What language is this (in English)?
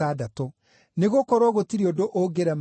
Kikuyu